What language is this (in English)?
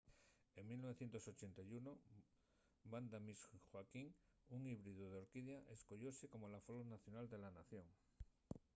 Asturian